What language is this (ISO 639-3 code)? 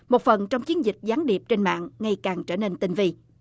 vie